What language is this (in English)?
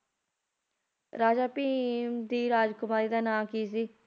Punjabi